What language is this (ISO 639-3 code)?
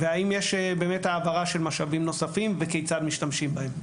heb